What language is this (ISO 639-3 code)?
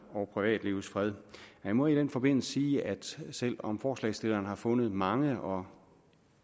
dan